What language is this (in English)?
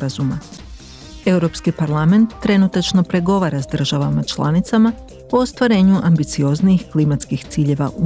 Croatian